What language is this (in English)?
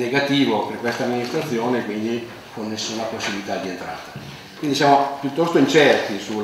Italian